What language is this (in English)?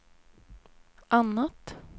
Swedish